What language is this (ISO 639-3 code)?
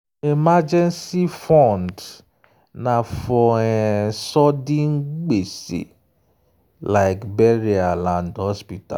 pcm